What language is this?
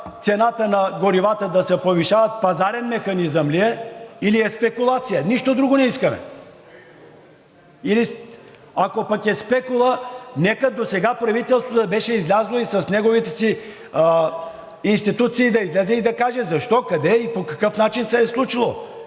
Bulgarian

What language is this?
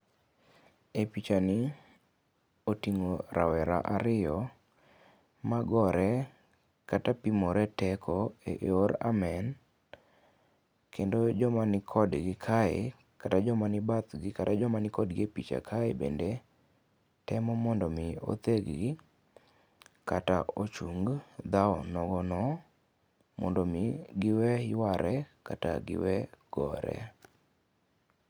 Luo (Kenya and Tanzania)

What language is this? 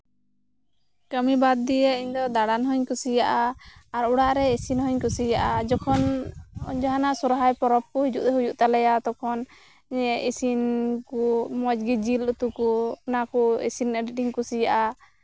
Santali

